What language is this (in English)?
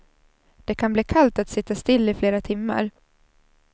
Swedish